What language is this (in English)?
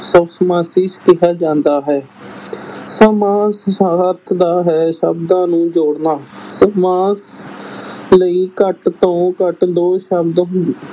Punjabi